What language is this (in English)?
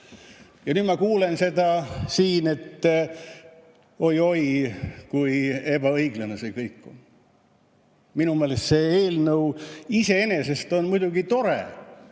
Estonian